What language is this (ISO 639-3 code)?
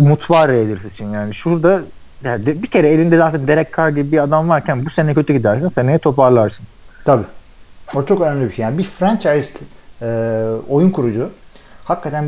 tur